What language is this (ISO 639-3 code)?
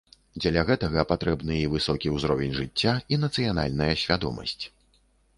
bel